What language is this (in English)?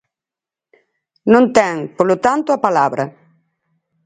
Galician